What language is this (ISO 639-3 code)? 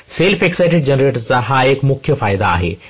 mar